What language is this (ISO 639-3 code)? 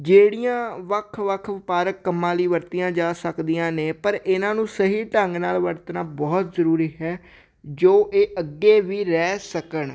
pan